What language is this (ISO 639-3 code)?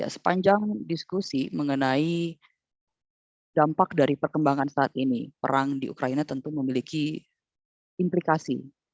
ind